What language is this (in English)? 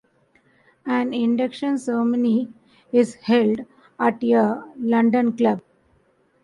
English